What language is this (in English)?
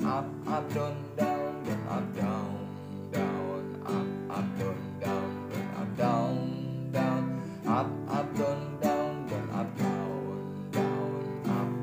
Indonesian